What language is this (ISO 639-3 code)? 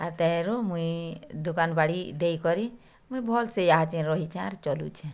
ori